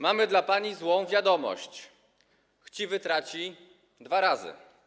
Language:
Polish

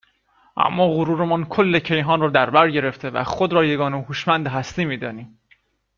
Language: Persian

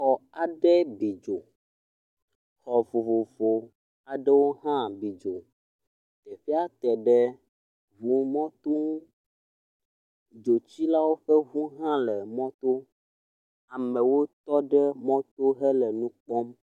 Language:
Ewe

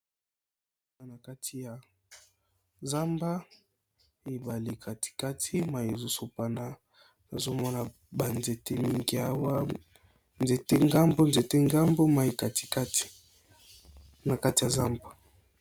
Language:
Lingala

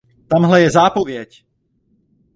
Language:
Czech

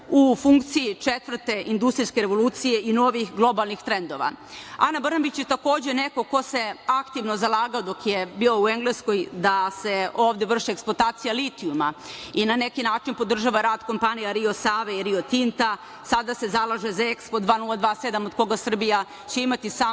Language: Serbian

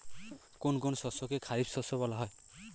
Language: Bangla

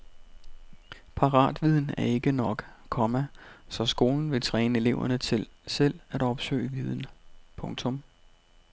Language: Danish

